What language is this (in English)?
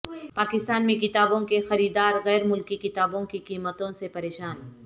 Urdu